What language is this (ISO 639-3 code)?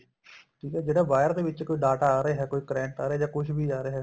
pan